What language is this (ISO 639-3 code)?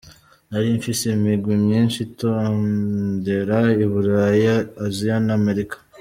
kin